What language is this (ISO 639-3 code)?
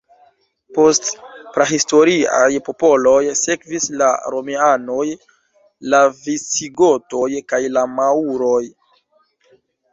epo